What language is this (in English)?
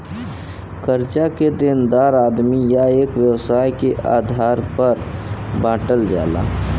Bhojpuri